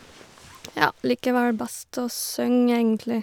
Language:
Norwegian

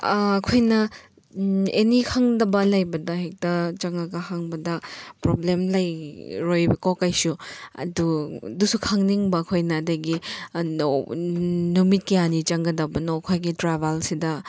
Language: Manipuri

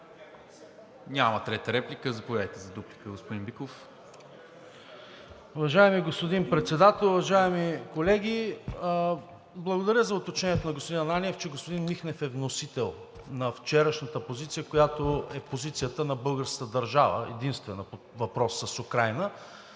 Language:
Bulgarian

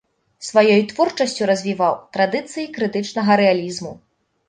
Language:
Belarusian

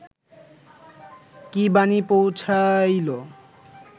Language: Bangla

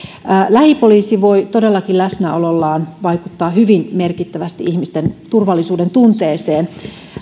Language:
Finnish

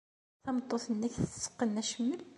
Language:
Kabyle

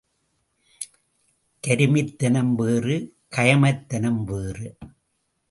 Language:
Tamil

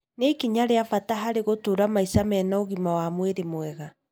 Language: Kikuyu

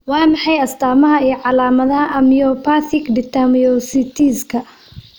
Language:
Somali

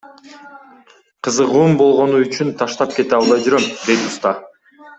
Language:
Kyrgyz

